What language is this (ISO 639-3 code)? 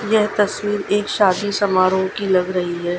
hin